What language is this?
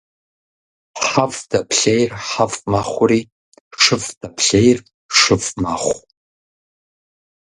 Kabardian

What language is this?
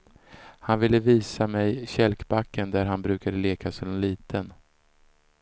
Swedish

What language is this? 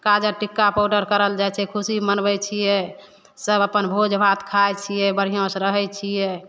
Maithili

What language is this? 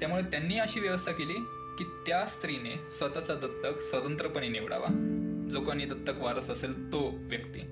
Marathi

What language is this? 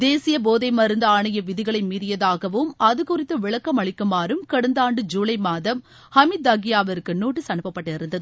Tamil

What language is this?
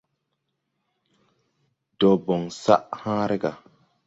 Tupuri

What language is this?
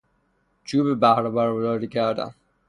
Persian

